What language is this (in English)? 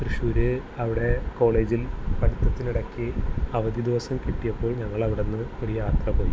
Malayalam